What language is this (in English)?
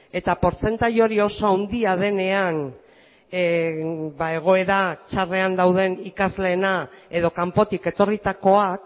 Basque